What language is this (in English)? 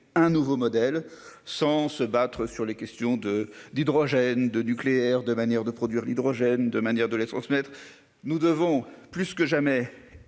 French